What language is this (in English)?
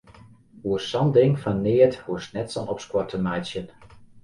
Western Frisian